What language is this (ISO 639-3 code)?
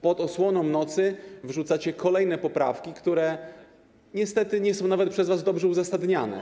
pol